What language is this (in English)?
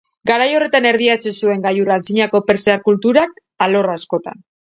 Basque